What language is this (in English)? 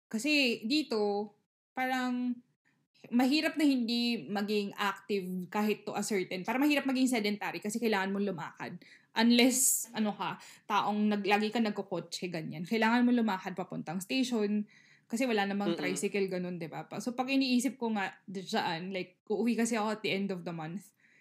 Filipino